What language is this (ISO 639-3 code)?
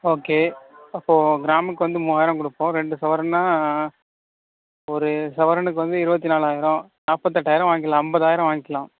tam